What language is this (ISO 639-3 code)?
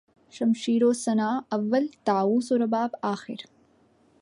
urd